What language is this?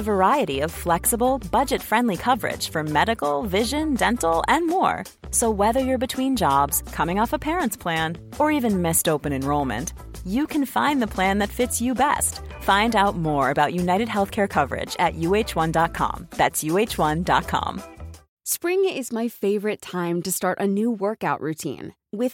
Filipino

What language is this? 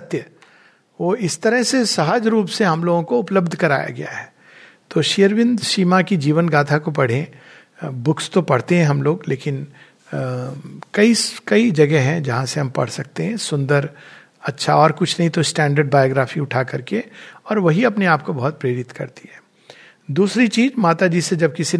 Hindi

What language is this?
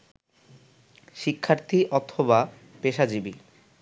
Bangla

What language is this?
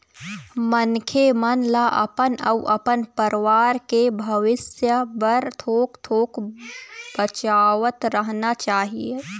Chhattisgarhi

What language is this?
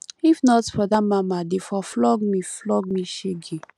Nigerian Pidgin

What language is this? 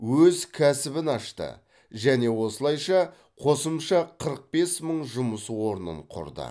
Kazakh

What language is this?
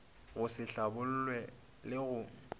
Northern Sotho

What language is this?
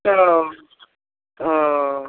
Maithili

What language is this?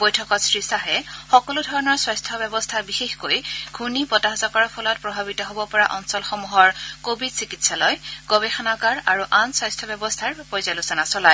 Assamese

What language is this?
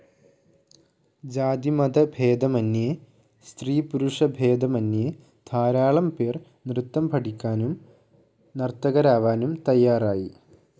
Malayalam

